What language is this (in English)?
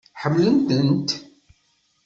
Kabyle